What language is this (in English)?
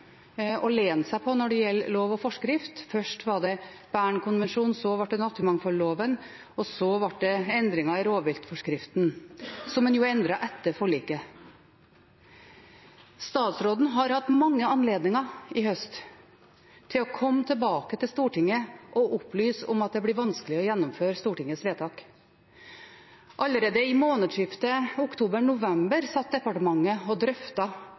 Norwegian Bokmål